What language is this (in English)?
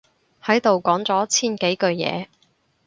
Cantonese